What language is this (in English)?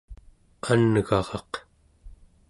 Central Yupik